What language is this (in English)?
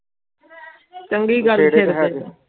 Punjabi